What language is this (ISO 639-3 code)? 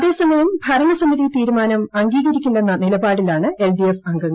mal